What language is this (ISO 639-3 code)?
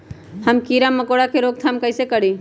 mag